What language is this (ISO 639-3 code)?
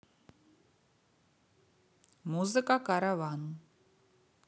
rus